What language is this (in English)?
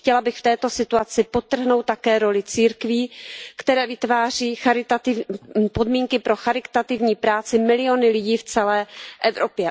Czech